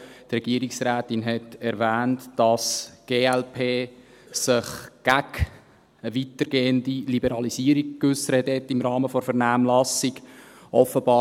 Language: Swiss German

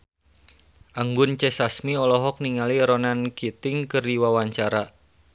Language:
Sundanese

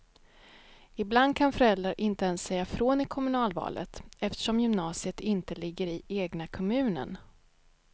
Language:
Swedish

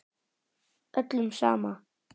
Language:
Icelandic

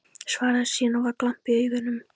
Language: Icelandic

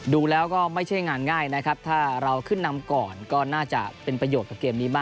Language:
Thai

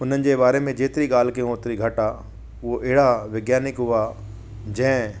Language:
Sindhi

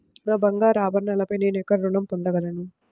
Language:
Telugu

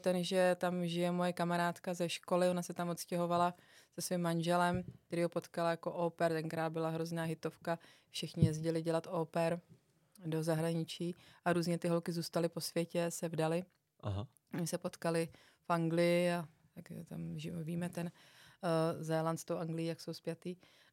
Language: Czech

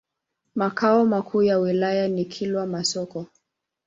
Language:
Swahili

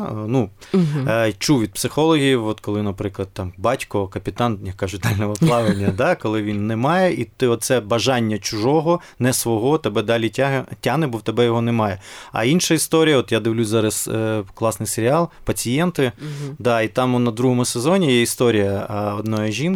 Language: Ukrainian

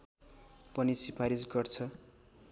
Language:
Nepali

